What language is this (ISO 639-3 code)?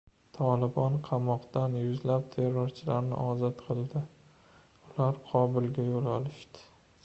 uzb